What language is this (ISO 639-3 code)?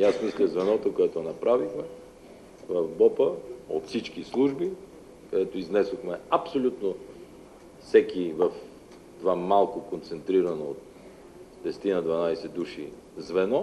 bul